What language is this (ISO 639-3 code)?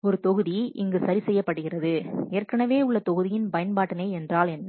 tam